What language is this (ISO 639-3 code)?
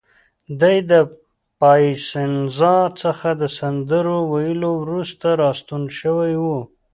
pus